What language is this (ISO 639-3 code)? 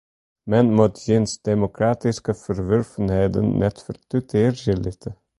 fry